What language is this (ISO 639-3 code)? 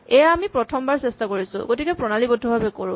asm